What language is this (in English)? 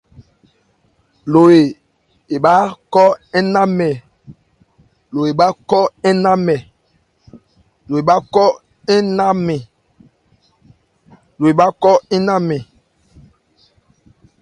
Ebrié